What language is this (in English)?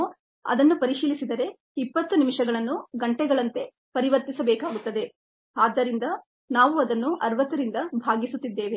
Kannada